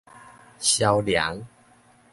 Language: Min Nan Chinese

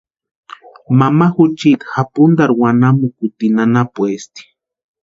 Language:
Western Highland Purepecha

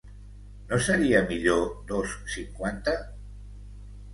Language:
Catalan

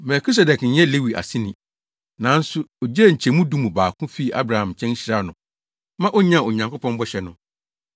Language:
Akan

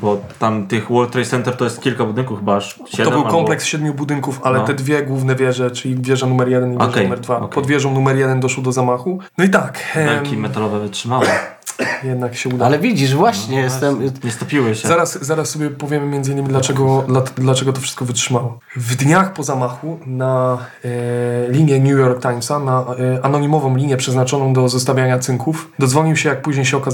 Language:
Polish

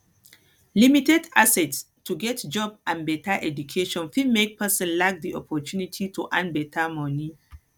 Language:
Nigerian Pidgin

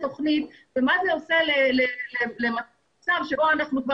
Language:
Hebrew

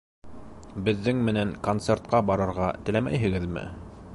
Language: Bashkir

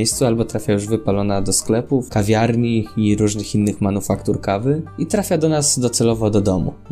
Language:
Polish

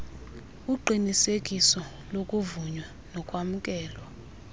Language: Xhosa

